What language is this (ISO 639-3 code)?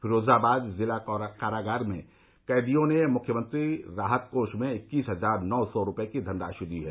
hin